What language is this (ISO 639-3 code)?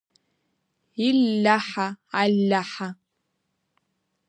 abk